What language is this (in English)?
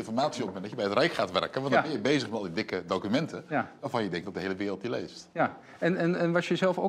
Dutch